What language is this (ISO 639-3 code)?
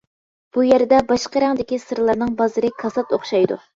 uig